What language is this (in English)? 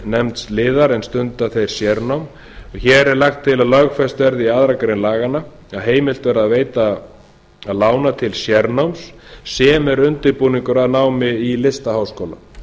Icelandic